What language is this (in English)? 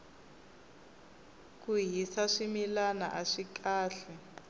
Tsonga